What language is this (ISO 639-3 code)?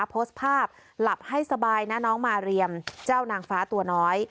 tha